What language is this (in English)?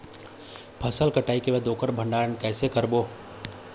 Chhattisgarhi